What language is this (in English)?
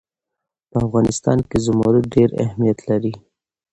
Pashto